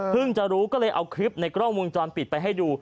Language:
Thai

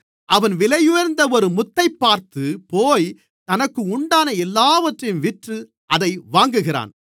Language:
Tamil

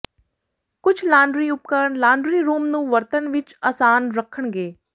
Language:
Punjabi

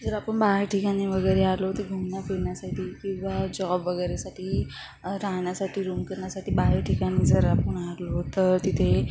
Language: Marathi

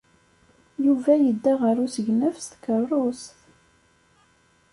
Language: Kabyle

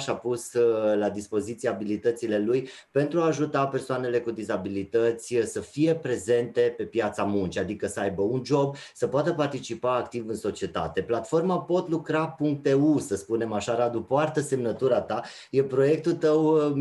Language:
Romanian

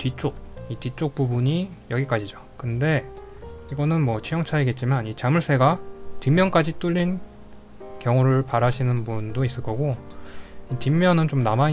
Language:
Korean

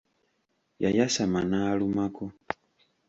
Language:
Ganda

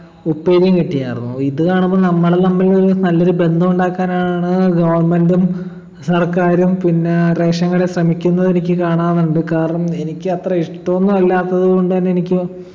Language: Malayalam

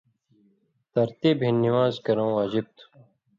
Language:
Indus Kohistani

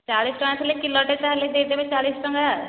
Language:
Odia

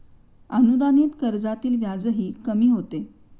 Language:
Marathi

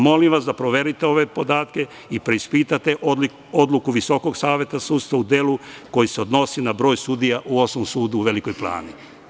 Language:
Serbian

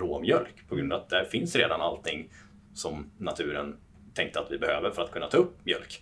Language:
Swedish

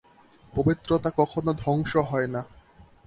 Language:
Bangla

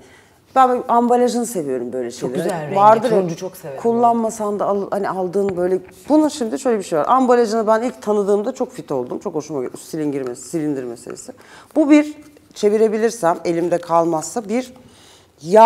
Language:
Turkish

